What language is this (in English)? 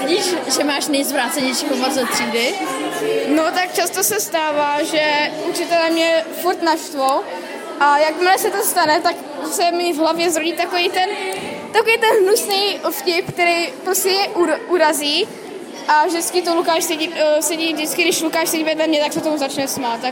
Czech